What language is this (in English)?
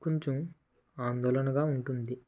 Telugu